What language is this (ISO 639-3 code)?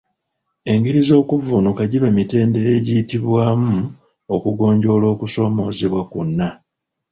lug